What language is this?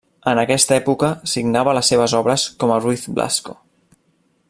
Catalan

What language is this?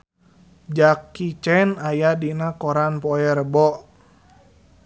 Sundanese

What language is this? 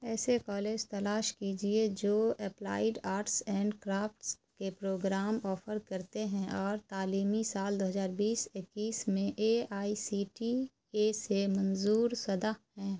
Urdu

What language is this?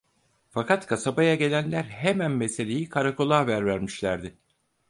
Turkish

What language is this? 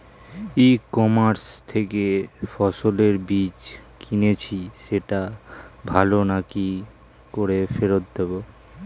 Bangla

